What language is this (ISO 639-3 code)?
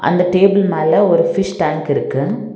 tam